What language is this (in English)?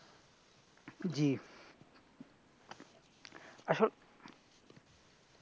Bangla